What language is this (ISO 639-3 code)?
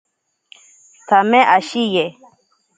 prq